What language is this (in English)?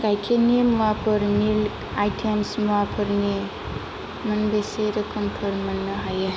Bodo